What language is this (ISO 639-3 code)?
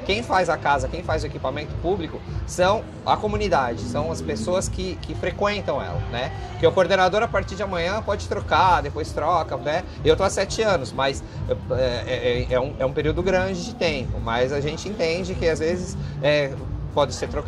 por